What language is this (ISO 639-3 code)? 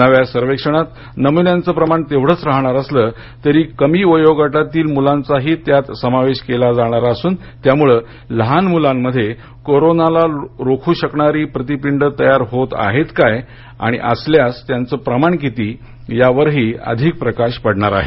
mar